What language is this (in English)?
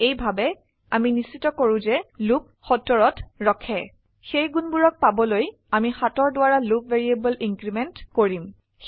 Assamese